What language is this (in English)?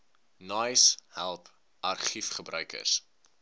Afrikaans